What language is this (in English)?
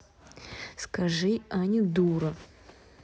Russian